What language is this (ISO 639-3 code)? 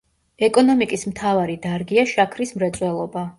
kat